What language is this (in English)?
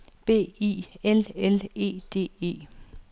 Danish